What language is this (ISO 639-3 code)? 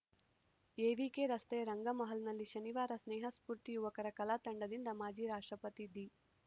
kan